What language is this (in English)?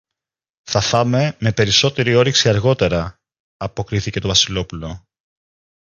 Greek